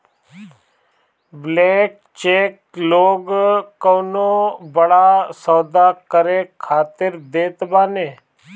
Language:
Bhojpuri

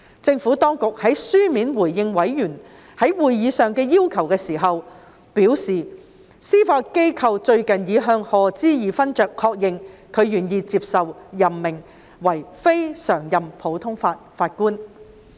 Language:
Cantonese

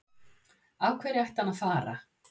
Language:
Icelandic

